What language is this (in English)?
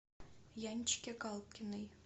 Russian